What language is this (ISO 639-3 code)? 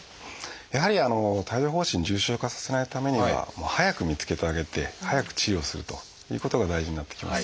jpn